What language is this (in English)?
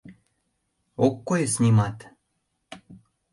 Mari